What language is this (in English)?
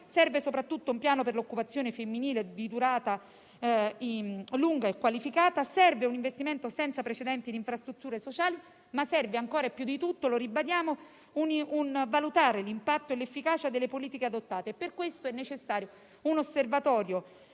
Italian